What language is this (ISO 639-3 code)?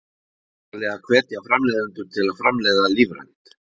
isl